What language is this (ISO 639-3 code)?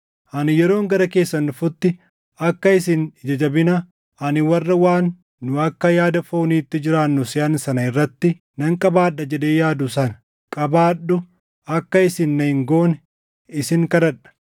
orm